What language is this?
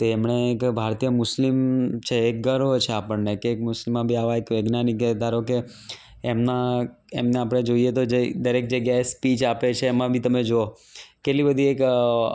Gujarati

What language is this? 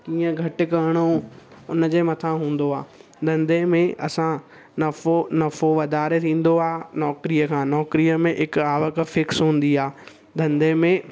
Sindhi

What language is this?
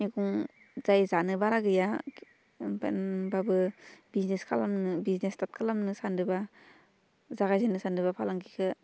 Bodo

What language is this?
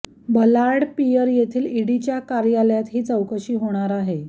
Marathi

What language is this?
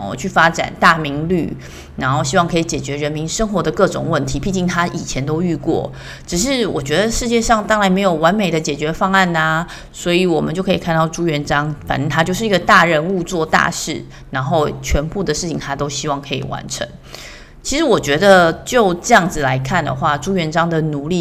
Chinese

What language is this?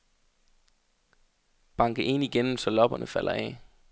Danish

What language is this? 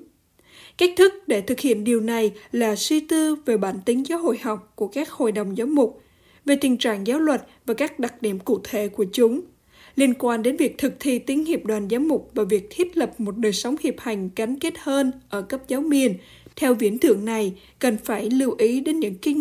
Vietnamese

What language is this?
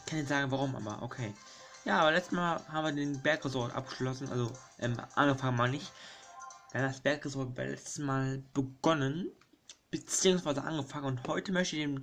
German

